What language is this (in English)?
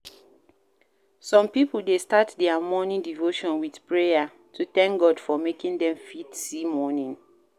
Nigerian Pidgin